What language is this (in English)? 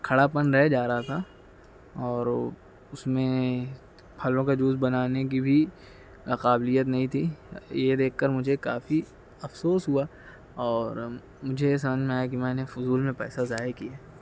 Urdu